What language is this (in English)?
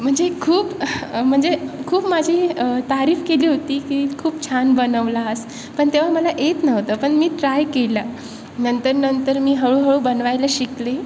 Marathi